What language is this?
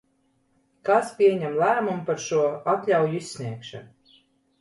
Latvian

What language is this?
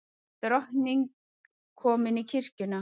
Icelandic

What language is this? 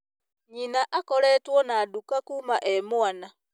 Kikuyu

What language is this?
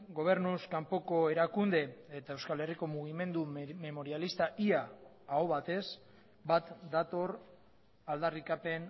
Basque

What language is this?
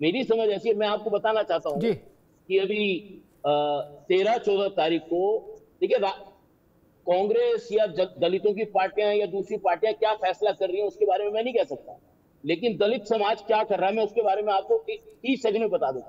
Hindi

